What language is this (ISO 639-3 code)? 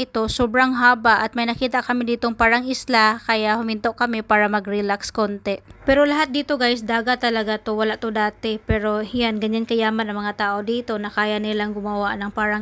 fil